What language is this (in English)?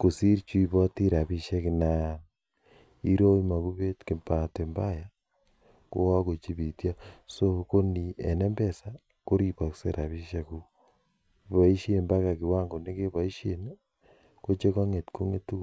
Kalenjin